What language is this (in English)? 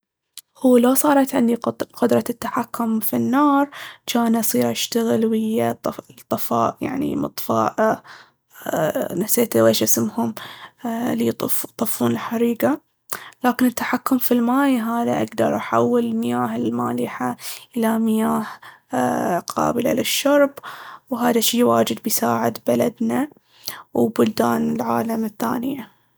Baharna Arabic